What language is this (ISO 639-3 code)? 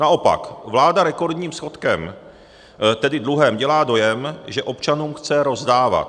ces